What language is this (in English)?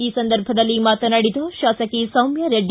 Kannada